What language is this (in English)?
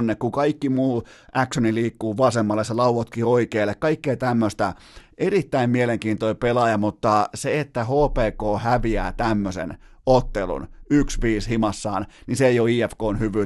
Finnish